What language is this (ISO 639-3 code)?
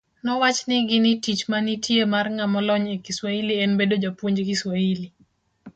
luo